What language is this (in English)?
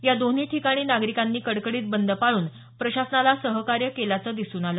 Marathi